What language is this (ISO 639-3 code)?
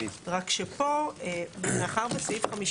heb